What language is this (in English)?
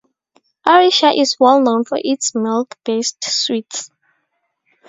English